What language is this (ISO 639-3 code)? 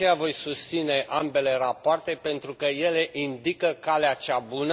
ron